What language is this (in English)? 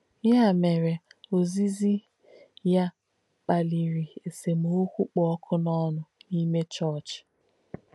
Igbo